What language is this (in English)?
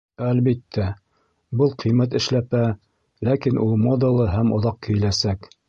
Bashkir